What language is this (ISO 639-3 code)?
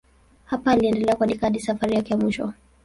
swa